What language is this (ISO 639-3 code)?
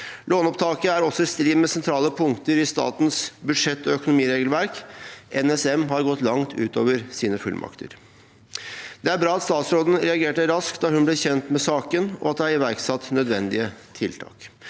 nor